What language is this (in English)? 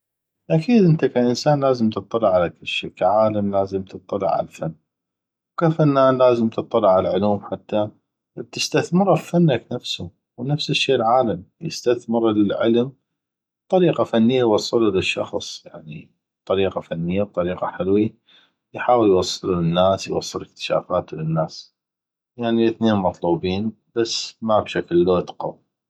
North Mesopotamian Arabic